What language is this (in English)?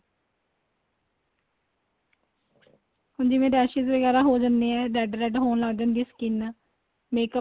Punjabi